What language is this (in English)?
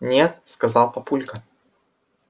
Russian